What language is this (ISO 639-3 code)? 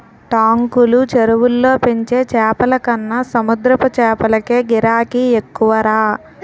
tel